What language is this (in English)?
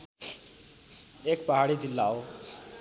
Nepali